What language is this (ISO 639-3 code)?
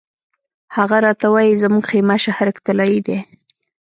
pus